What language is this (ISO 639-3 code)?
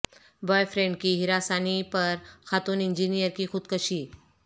urd